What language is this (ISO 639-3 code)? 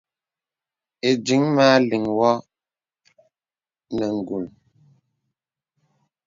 beb